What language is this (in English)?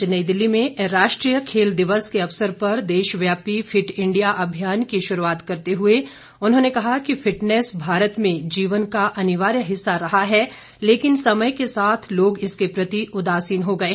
Hindi